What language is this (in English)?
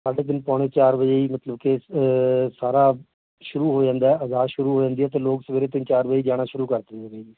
Punjabi